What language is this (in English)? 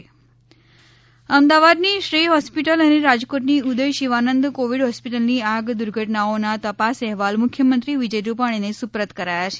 Gujarati